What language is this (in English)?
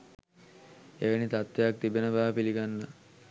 Sinhala